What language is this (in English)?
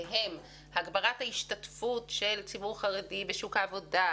Hebrew